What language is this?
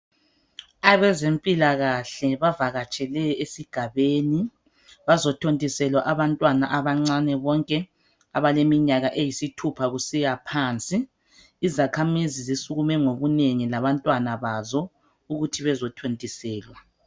North Ndebele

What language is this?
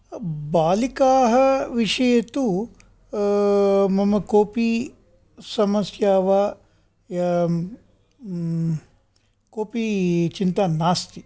Sanskrit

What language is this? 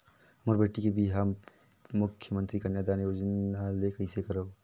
Chhattisgarhi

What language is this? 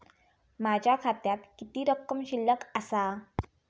Marathi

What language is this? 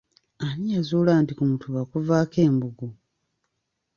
Ganda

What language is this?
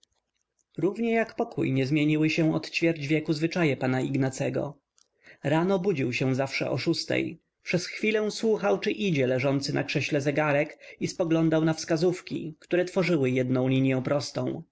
Polish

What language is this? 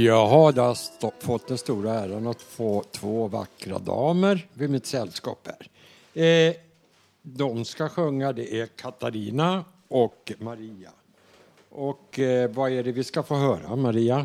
Swedish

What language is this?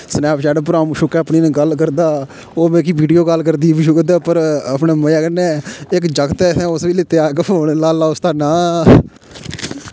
Dogri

